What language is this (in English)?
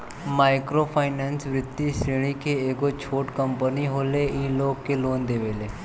Bhojpuri